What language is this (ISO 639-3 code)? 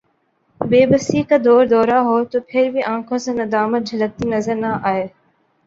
urd